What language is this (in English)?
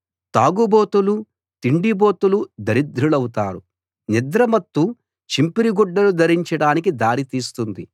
Telugu